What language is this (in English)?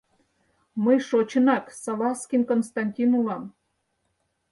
Mari